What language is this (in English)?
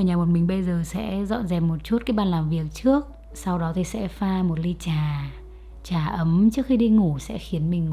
Vietnamese